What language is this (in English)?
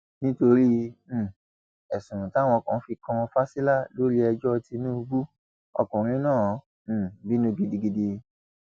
Yoruba